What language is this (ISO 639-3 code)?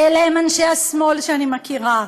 heb